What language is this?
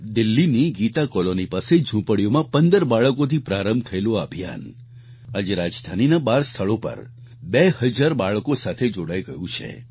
Gujarati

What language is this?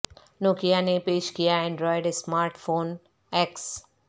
Urdu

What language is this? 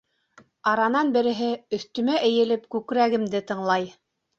Bashkir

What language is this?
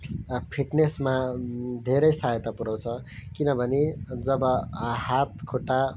Nepali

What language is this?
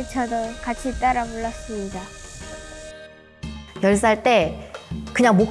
Korean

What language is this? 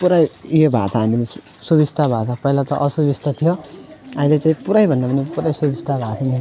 Nepali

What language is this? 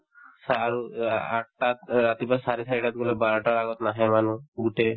Assamese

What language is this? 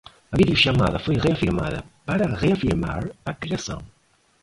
Portuguese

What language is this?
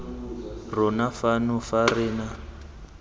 Tswana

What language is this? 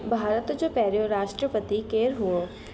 Sindhi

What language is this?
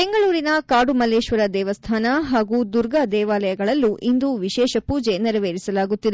Kannada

